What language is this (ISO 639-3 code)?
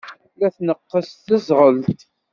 kab